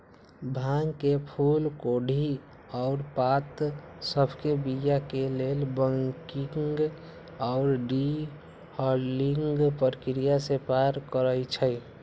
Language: Magahi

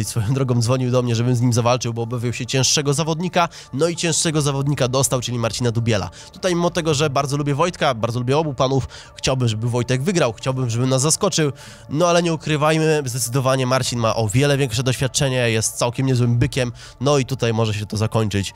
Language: Polish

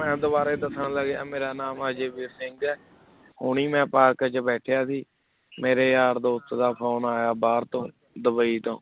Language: Punjabi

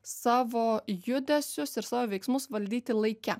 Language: Lithuanian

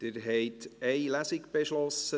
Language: Swiss German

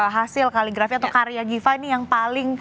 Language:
Indonesian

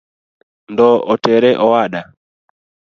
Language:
Luo (Kenya and Tanzania)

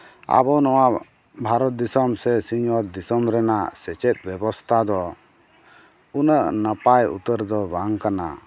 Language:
Santali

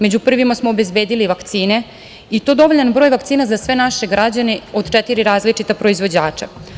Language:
Serbian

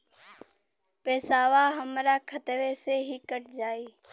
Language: Bhojpuri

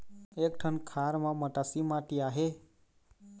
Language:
Chhattisgarhi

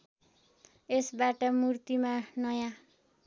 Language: Nepali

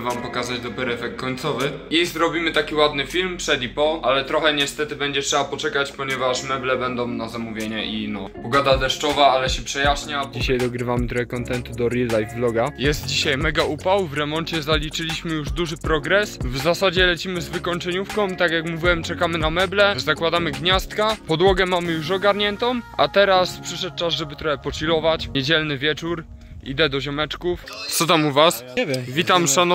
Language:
Polish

